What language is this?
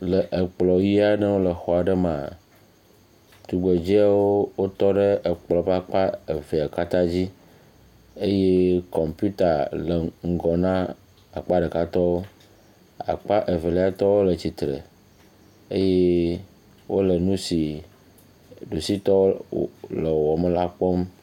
Ewe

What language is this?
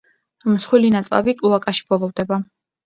Georgian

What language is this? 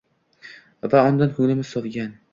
Uzbek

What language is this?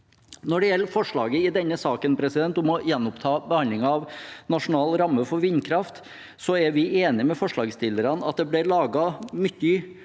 Norwegian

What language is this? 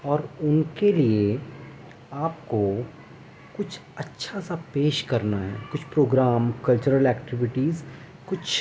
Urdu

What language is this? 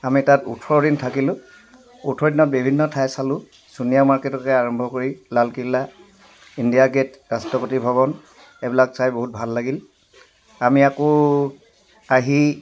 Assamese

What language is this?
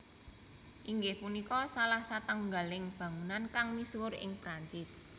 Javanese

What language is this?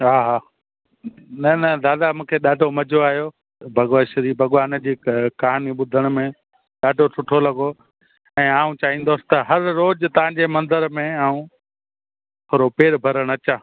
Sindhi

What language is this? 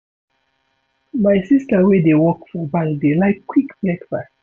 Nigerian Pidgin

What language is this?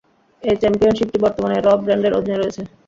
Bangla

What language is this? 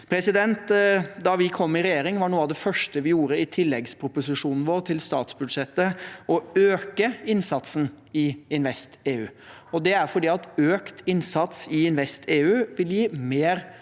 Norwegian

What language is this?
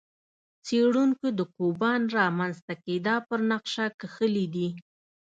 Pashto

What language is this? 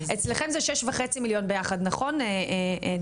Hebrew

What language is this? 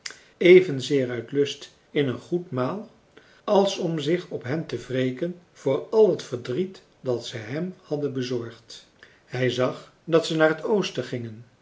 Dutch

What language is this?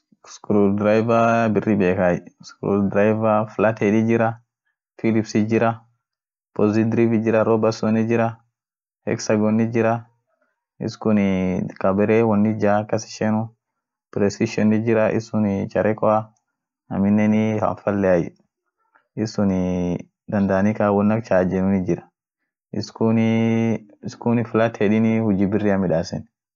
Orma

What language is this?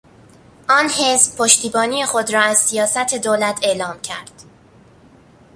Persian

